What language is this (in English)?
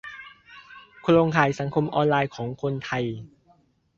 Thai